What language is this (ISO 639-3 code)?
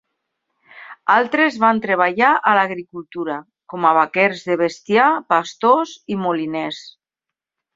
cat